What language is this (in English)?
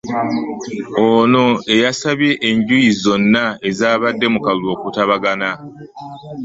Ganda